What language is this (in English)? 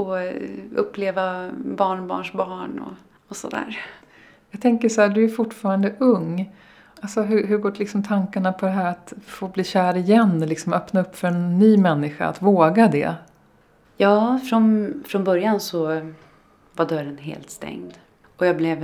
Swedish